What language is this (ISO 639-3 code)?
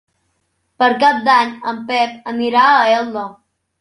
cat